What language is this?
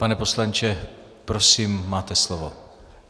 Czech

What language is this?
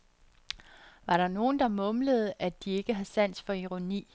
Danish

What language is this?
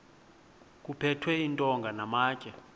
Xhosa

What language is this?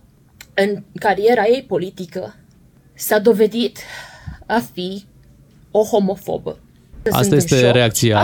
Romanian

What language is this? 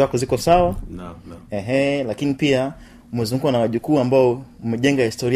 Swahili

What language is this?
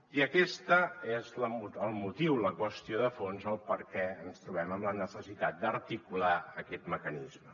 Catalan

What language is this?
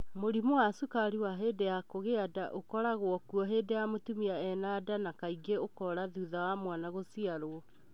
Kikuyu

